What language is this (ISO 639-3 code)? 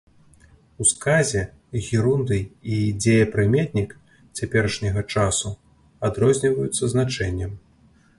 bel